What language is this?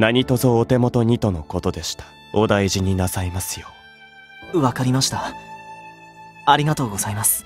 Japanese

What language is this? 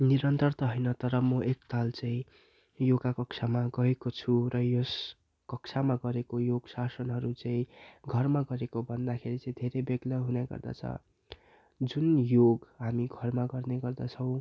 Nepali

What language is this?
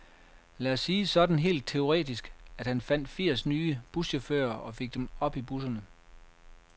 Danish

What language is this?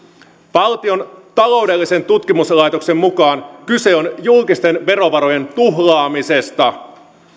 Finnish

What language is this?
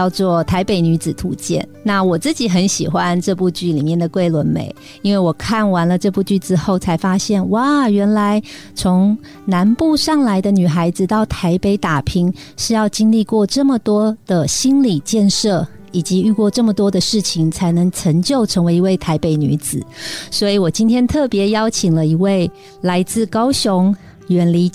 Chinese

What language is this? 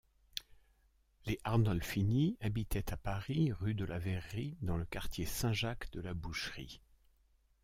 French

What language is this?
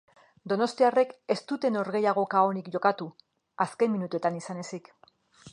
Basque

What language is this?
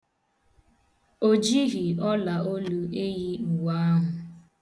Igbo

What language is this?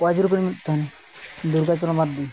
Santali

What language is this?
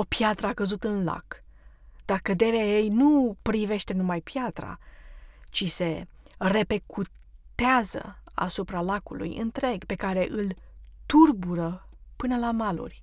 Romanian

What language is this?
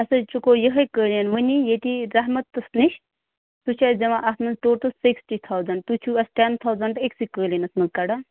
Kashmiri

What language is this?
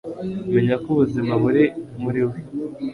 Kinyarwanda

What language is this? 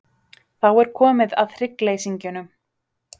Icelandic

